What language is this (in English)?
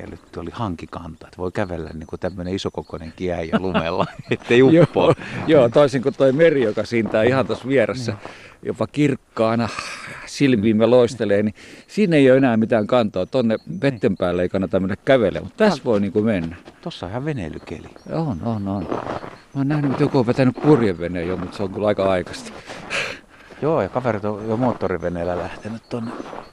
Finnish